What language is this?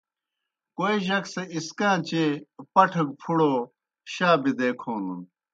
Kohistani Shina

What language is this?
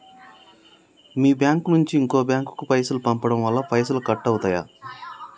Telugu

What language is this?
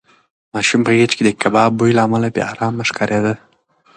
Pashto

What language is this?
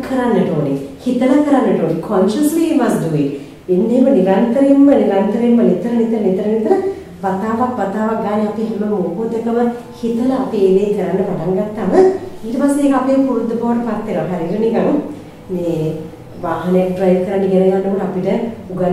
Thai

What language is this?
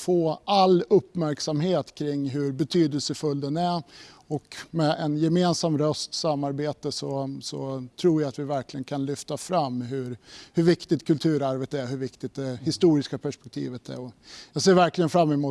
Swedish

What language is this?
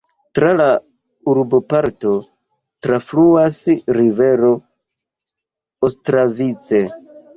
Esperanto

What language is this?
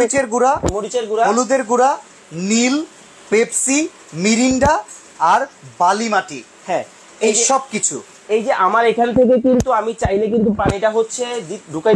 Bangla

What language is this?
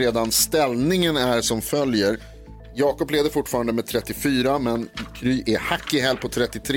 Swedish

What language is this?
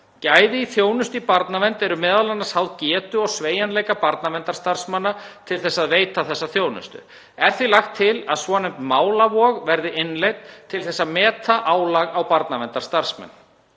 Icelandic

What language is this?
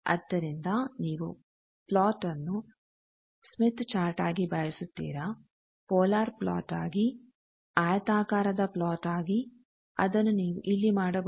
Kannada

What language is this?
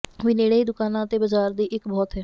Punjabi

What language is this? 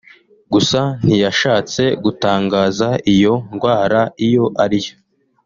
Kinyarwanda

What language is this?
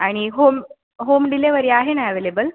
Marathi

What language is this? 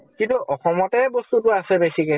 Assamese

